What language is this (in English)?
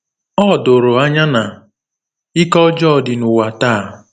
Igbo